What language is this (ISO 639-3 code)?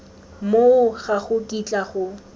tsn